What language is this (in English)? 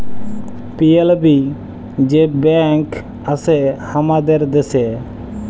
Bangla